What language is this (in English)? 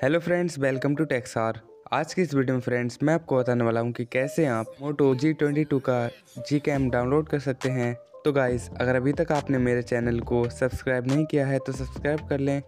Hindi